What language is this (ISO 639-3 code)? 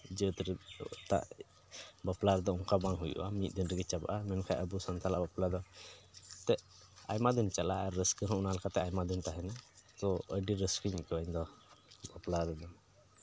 sat